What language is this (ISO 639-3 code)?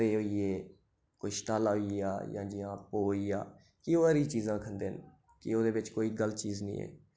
doi